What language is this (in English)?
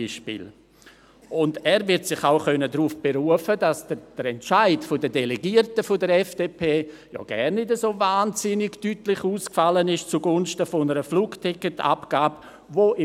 Swiss German